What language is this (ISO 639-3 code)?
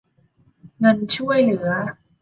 tha